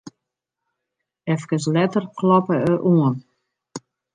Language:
Western Frisian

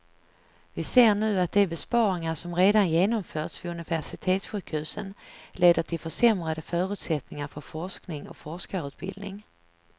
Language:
Swedish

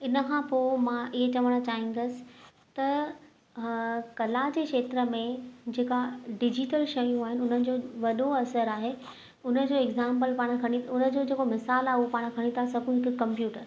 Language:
Sindhi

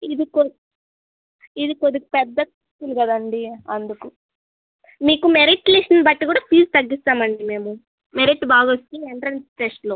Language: Telugu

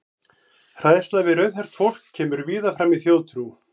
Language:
Icelandic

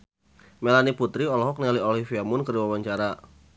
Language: Sundanese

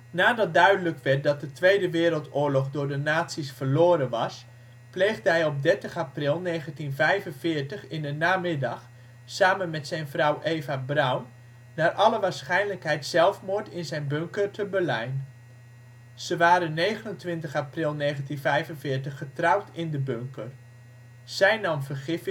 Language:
Dutch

